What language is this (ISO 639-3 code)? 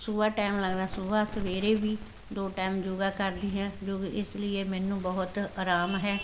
pan